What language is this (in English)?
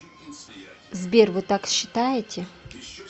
Russian